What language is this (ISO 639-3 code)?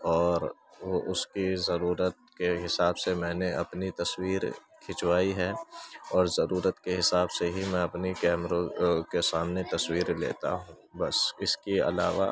urd